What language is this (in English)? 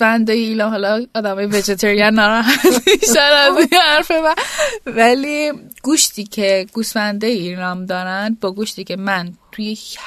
Persian